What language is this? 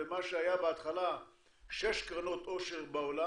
Hebrew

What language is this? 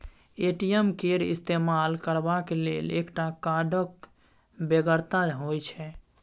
Maithili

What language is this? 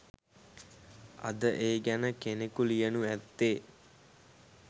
Sinhala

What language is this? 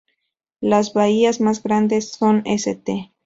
Spanish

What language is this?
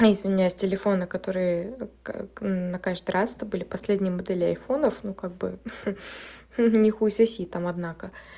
Russian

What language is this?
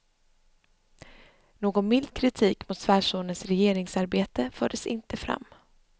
Swedish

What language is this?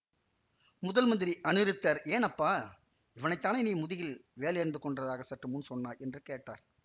Tamil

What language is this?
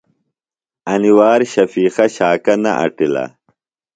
Phalura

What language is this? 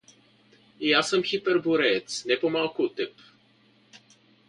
Bulgarian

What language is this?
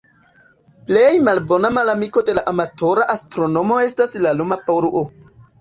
Esperanto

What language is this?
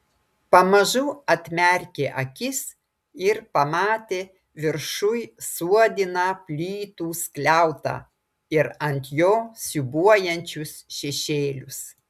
Lithuanian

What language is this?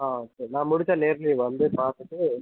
Tamil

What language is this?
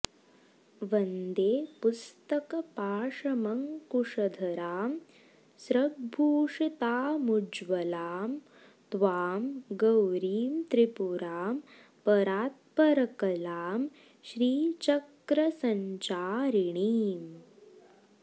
Sanskrit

